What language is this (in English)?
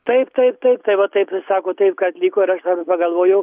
Lithuanian